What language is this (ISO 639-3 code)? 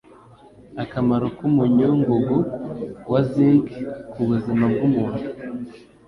kin